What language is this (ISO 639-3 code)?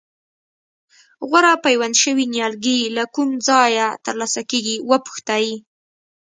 pus